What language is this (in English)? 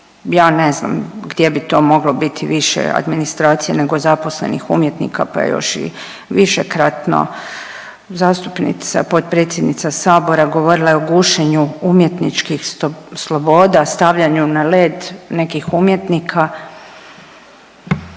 Croatian